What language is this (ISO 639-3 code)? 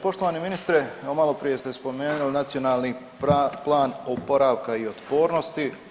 hrv